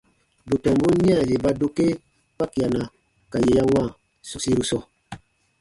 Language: Baatonum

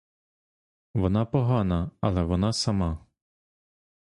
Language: Ukrainian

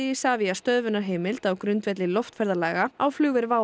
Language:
Icelandic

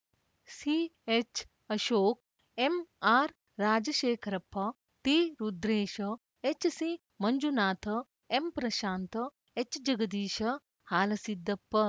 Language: Kannada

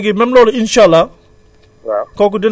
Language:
Wolof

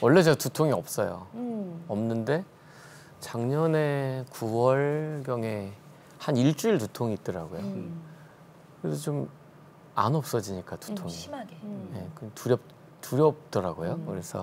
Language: Korean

